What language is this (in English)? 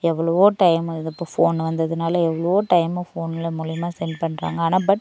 Tamil